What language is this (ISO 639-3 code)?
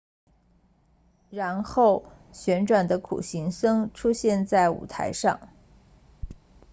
zho